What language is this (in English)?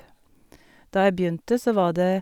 Norwegian